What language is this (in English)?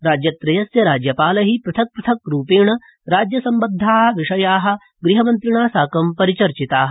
Sanskrit